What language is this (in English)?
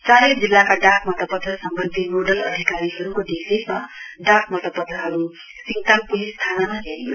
Nepali